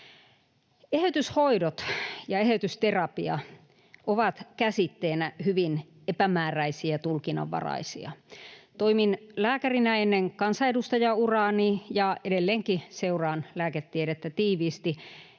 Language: Finnish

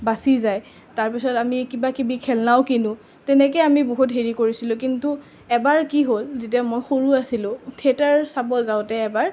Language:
Assamese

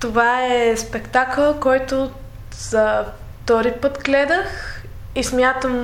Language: Bulgarian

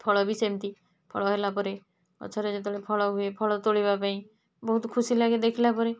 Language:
Odia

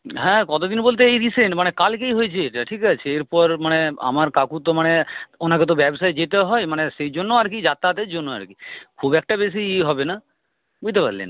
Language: Bangla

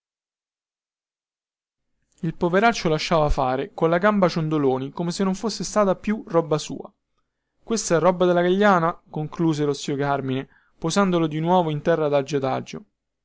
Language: Italian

